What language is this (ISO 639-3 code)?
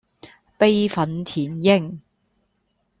yue